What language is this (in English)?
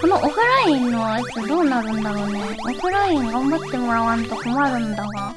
Japanese